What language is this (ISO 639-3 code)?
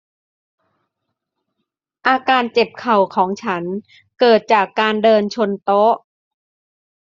tha